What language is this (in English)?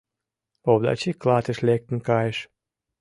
Mari